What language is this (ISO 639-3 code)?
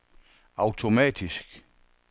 dan